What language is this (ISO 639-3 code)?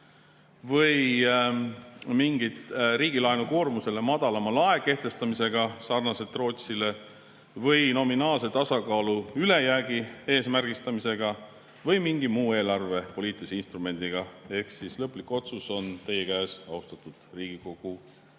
est